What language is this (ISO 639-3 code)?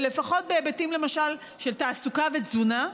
heb